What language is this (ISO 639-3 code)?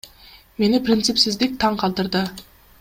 kir